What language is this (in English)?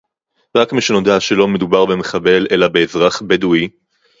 Hebrew